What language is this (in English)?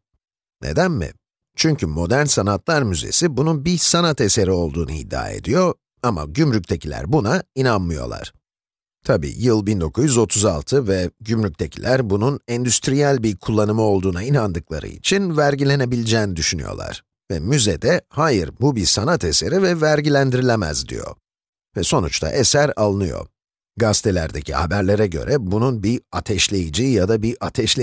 Turkish